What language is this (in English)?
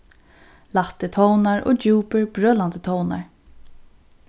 Faroese